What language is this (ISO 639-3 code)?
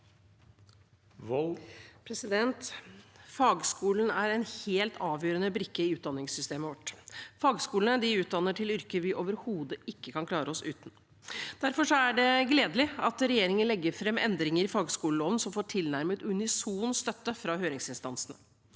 nor